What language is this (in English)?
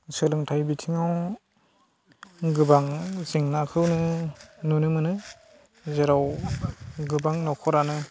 Bodo